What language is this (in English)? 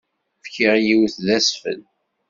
Kabyle